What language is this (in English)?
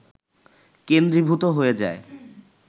Bangla